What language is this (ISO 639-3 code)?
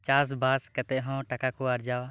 sat